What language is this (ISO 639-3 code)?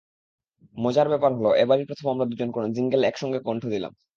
ben